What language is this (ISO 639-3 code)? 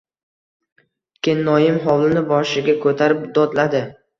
uzb